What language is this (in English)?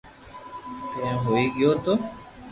Loarki